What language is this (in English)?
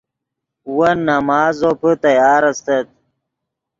Yidgha